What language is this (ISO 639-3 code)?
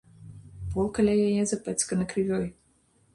bel